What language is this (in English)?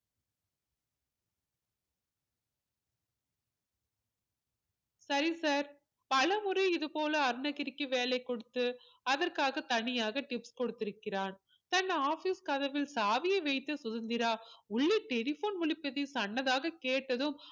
Tamil